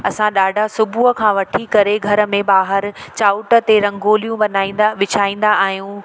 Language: Sindhi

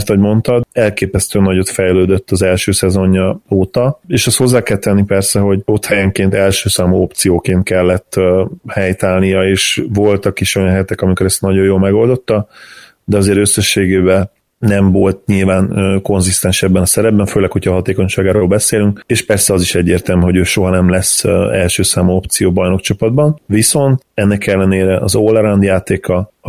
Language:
Hungarian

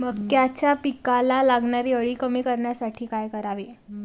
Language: Marathi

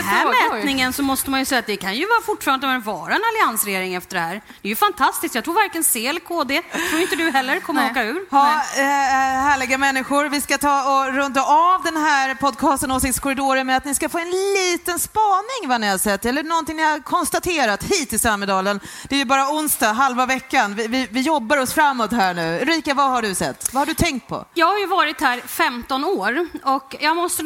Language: Swedish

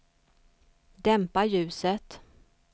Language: Swedish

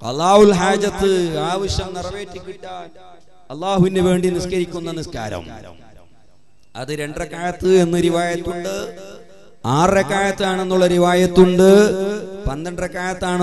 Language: Arabic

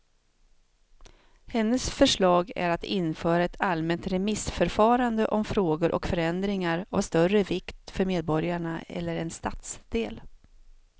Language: Swedish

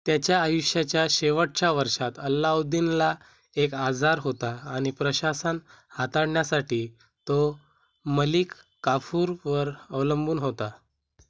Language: Marathi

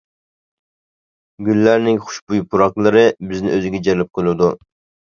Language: Uyghur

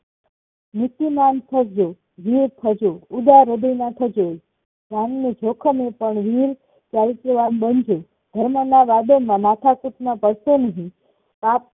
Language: Gujarati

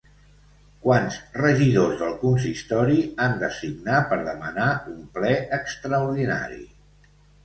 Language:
Catalan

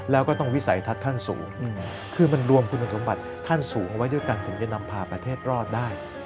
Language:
Thai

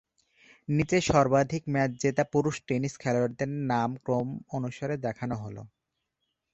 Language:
Bangla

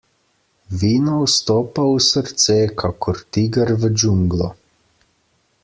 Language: Slovenian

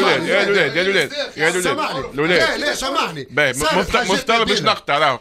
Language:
Arabic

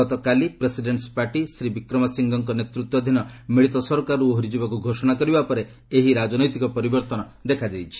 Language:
Odia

